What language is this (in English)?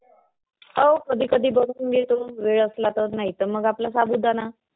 Marathi